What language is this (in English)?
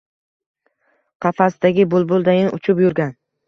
Uzbek